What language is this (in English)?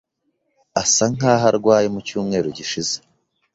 Kinyarwanda